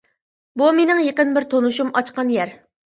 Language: Uyghur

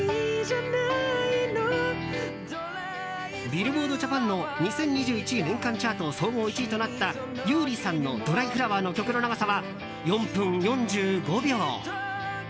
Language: Japanese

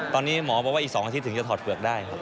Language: Thai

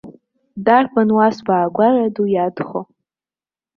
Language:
Abkhazian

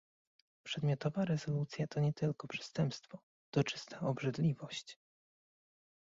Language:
Polish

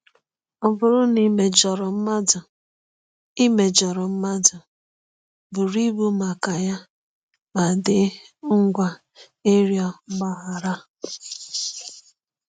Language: Igbo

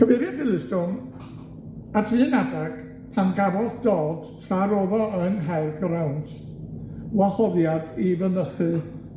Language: Welsh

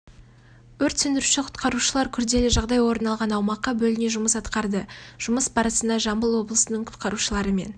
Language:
Kazakh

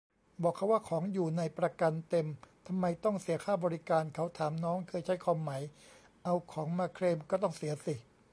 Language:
Thai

